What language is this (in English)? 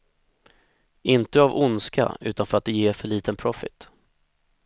Swedish